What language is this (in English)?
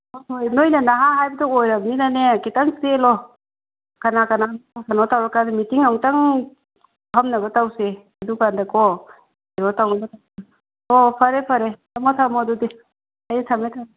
Manipuri